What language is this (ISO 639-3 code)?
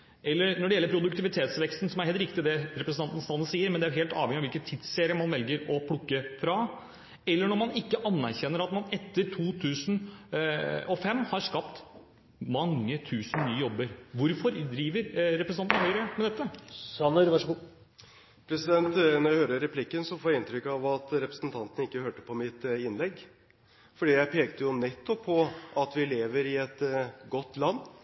nob